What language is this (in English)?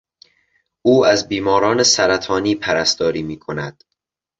Persian